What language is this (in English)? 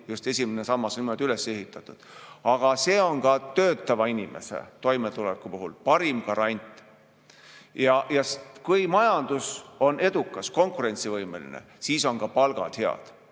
Estonian